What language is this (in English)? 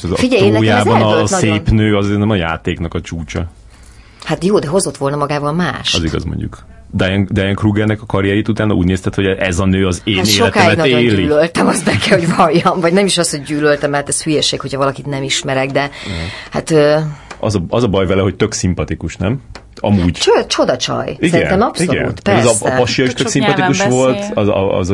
Hungarian